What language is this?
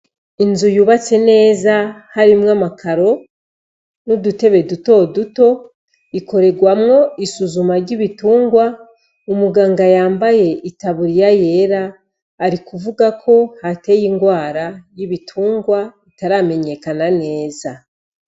Rundi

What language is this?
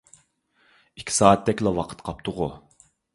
Uyghur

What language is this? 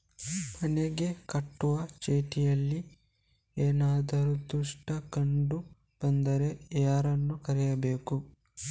Kannada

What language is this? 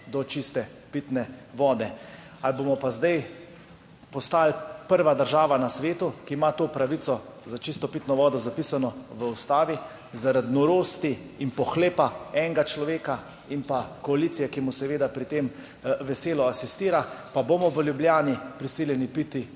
Slovenian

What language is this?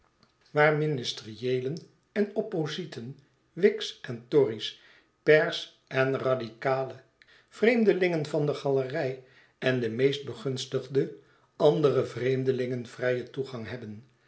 Dutch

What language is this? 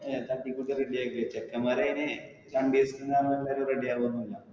Malayalam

